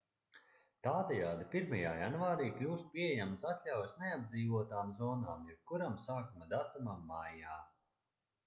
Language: Latvian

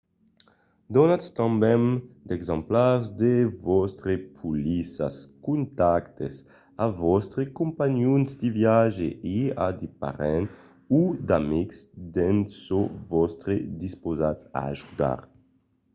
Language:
Occitan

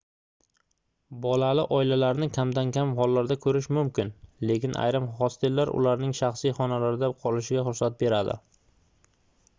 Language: Uzbek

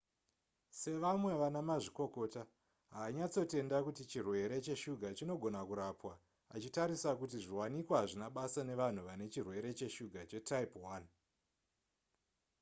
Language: Shona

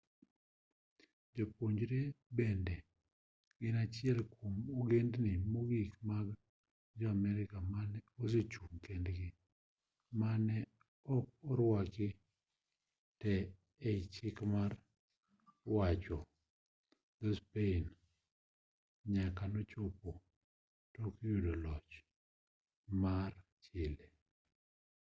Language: Luo (Kenya and Tanzania)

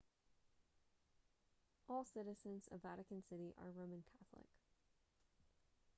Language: English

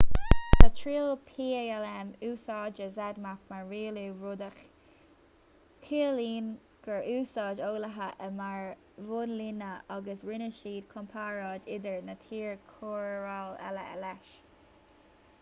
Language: Irish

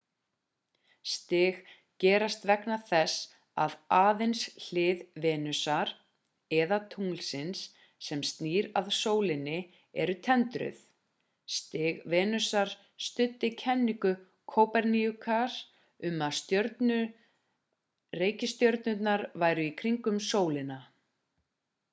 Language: Icelandic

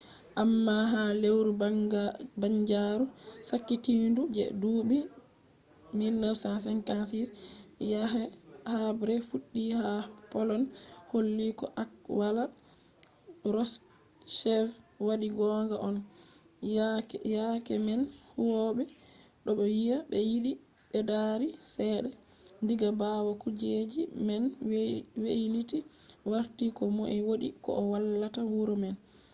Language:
Fula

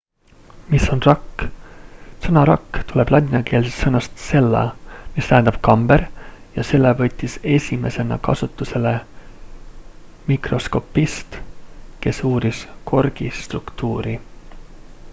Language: Estonian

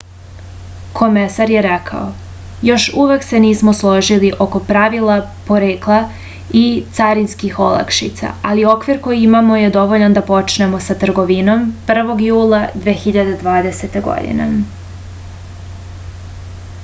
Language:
Serbian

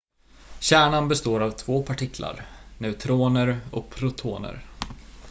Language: Swedish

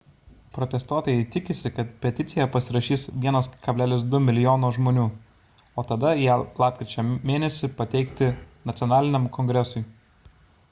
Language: Lithuanian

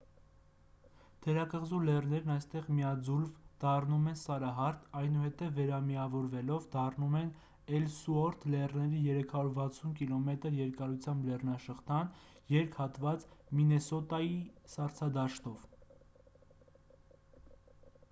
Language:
Armenian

